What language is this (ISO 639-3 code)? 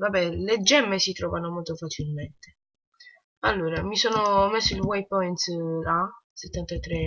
ita